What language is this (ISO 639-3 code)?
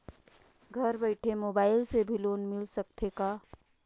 hne